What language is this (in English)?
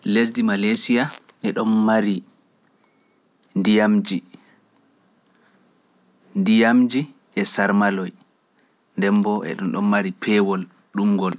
Pular